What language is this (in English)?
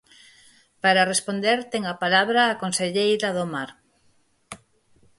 Galician